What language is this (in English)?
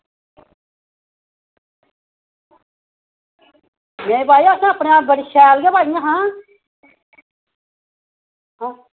Dogri